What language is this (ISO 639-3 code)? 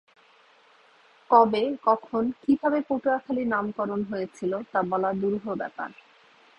ben